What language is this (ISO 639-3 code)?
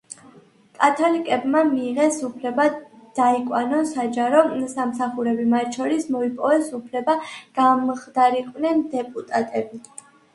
kat